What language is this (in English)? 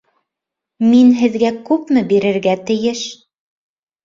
Bashkir